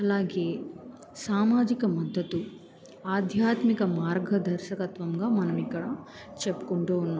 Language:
Telugu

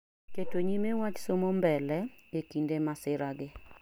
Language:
Luo (Kenya and Tanzania)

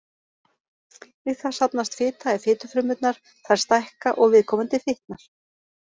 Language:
Icelandic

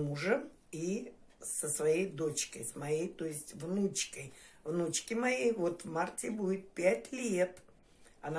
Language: Russian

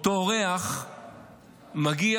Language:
Hebrew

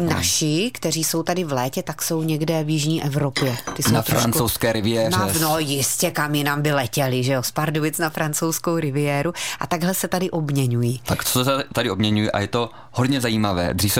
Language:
Czech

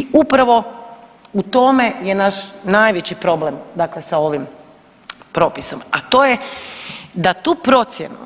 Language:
Croatian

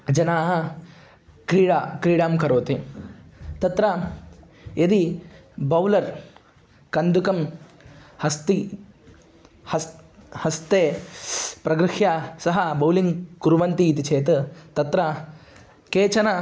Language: Sanskrit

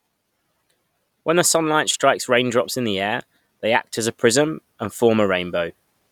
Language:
English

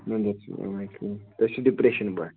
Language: Kashmiri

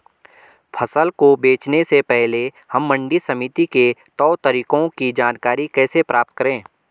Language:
Hindi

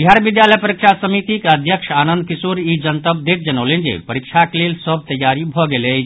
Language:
Maithili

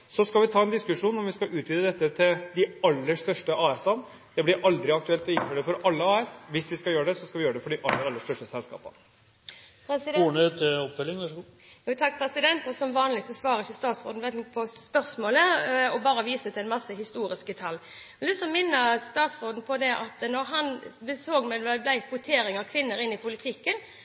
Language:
Norwegian Bokmål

